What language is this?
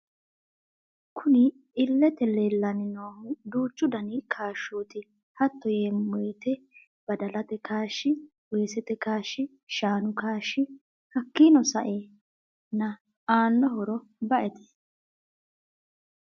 Sidamo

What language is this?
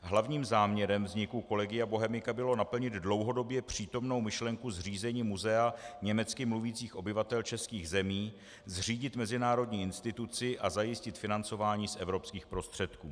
Czech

